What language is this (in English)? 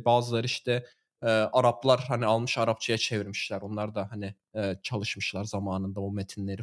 Turkish